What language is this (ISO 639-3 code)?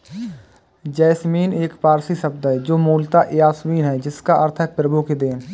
hin